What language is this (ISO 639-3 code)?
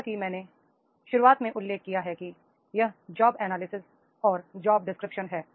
hin